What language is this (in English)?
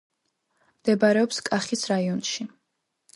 Georgian